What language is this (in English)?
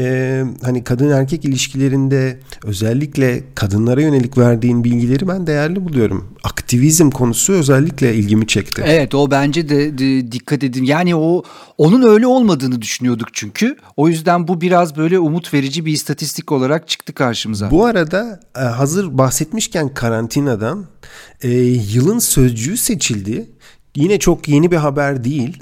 Turkish